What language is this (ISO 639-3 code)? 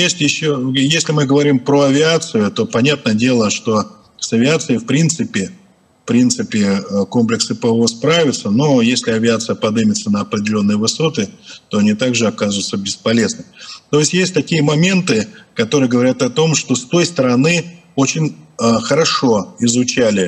rus